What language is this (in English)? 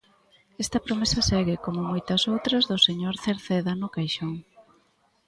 Galician